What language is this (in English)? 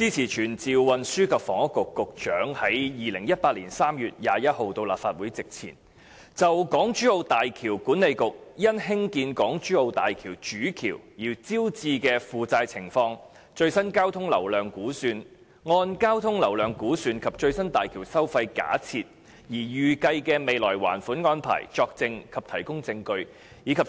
Cantonese